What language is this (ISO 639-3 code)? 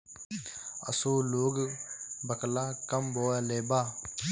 bho